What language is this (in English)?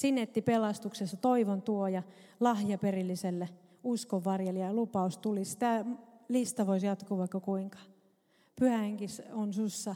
Finnish